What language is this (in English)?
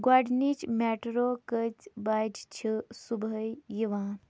Kashmiri